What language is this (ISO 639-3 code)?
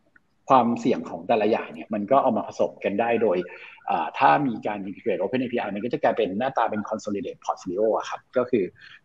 tha